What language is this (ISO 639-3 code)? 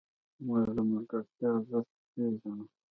pus